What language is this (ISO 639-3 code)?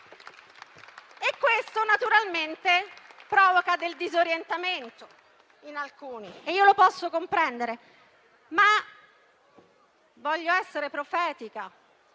ita